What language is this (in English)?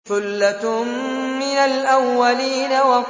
Arabic